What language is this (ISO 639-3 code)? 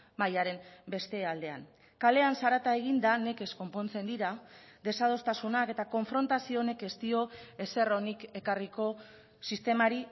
eus